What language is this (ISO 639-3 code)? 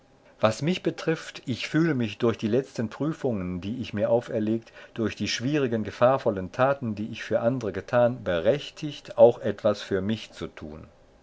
deu